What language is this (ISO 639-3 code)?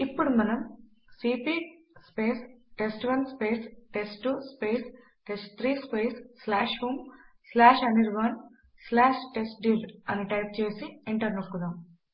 tel